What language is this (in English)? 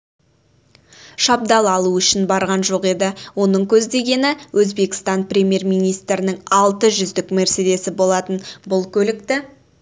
Kazakh